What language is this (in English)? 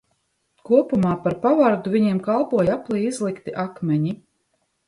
Latvian